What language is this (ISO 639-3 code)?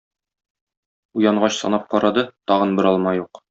tat